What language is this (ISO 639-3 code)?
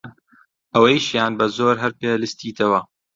ckb